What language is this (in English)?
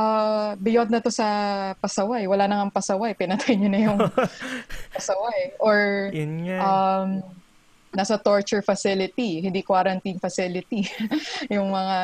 Filipino